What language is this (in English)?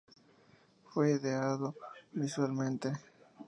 Spanish